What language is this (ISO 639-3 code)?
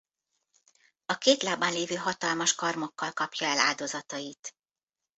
hun